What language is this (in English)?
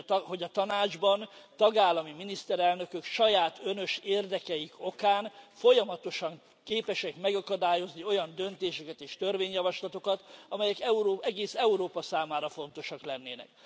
Hungarian